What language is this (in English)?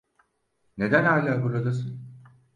Turkish